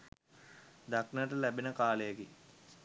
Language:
Sinhala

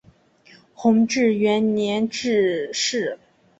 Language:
Chinese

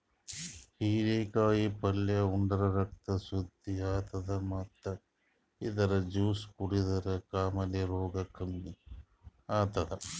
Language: Kannada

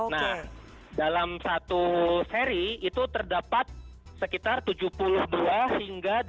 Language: Indonesian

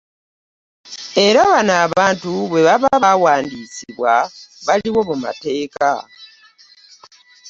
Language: Ganda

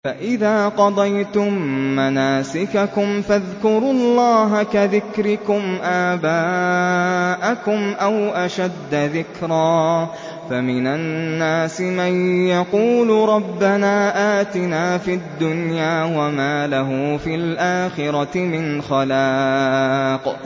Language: Arabic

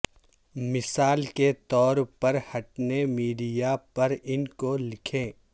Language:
Urdu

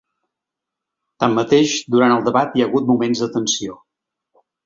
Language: Catalan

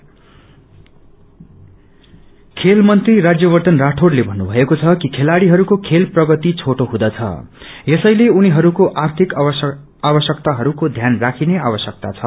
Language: Nepali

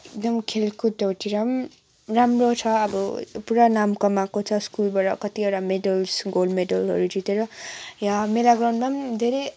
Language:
Nepali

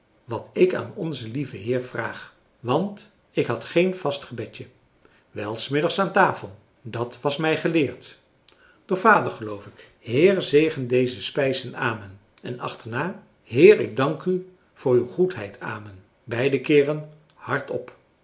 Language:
Dutch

